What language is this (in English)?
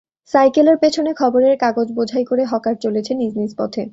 Bangla